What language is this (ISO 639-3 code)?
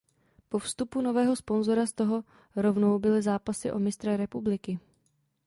ces